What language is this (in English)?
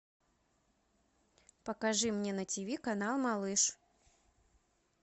Russian